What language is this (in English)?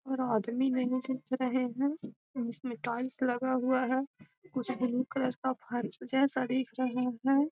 Magahi